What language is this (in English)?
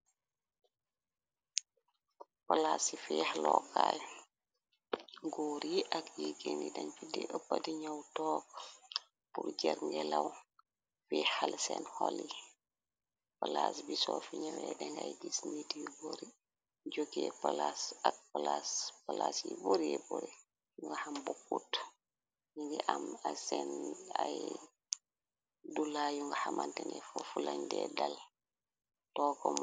Wolof